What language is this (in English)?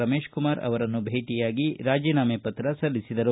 Kannada